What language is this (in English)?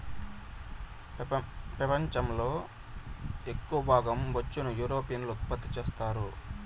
Telugu